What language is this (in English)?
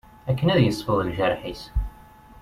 Kabyle